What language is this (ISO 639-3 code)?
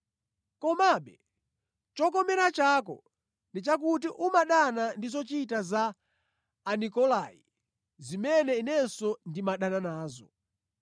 nya